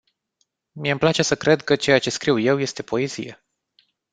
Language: Romanian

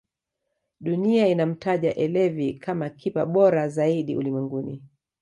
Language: Swahili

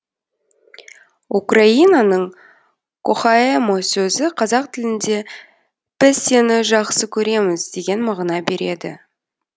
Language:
Kazakh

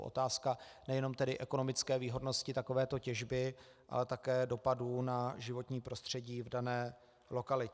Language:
Czech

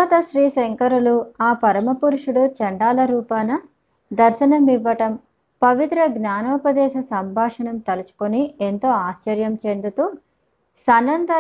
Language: Telugu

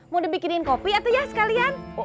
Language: Indonesian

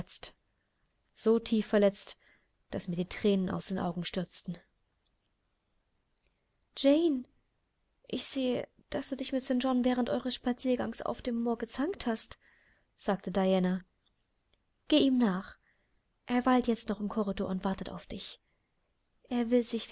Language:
German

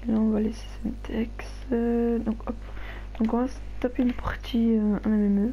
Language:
French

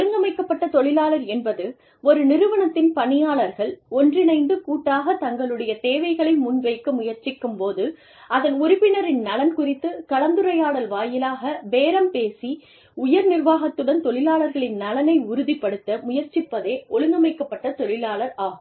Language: Tamil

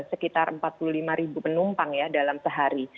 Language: Indonesian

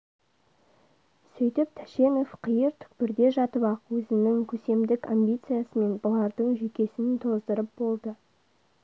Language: Kazakh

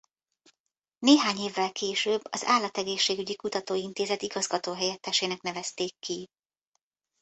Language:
Hungarian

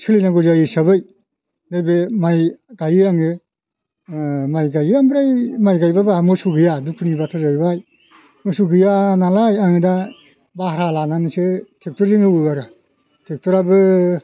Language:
Bodo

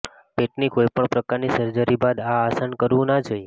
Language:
Gujarati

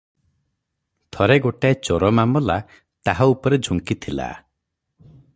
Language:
Odia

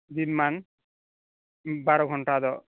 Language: Santali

